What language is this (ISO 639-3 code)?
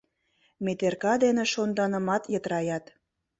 chm